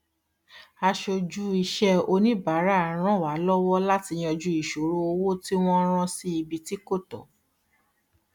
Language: Yoruba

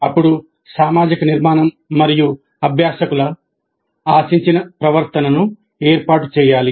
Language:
Telugu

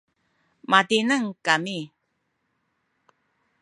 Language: Sakizaya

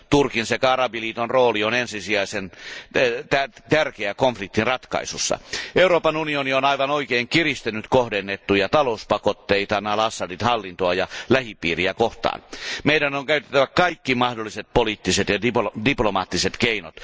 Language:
Finnish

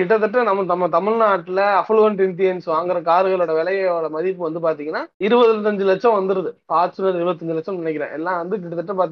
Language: Tamil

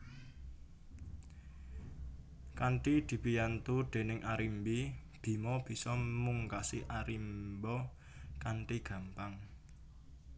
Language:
Javanese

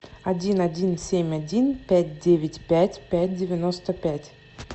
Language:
Russian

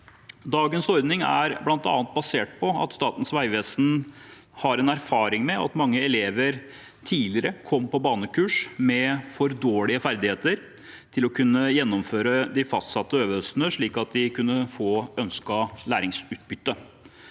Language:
Norwegian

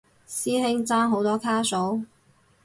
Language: Cantonese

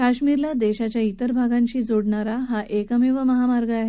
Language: Marathi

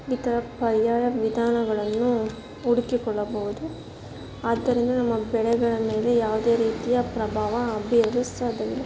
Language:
Kannada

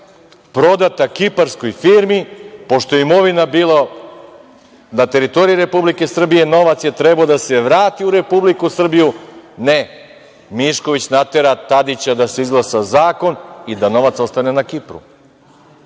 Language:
Serbian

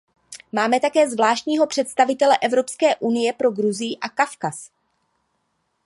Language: Czech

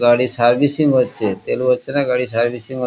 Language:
Bangla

